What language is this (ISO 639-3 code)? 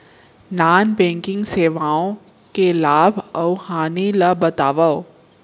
hne